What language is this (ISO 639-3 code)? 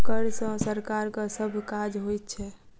mai